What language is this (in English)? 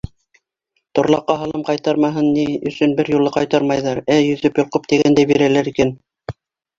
Bashkir